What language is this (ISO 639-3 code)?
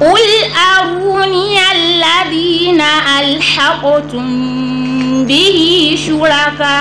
ara